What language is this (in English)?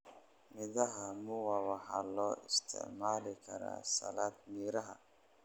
Somali